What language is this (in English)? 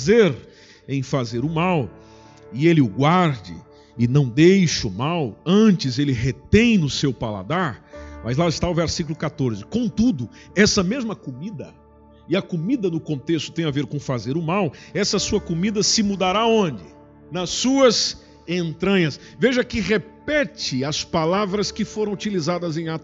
Portuguese